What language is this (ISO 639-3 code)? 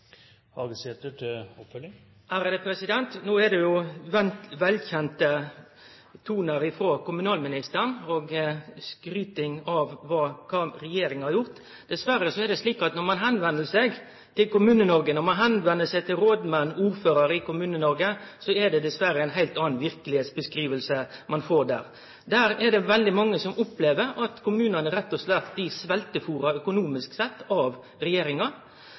nno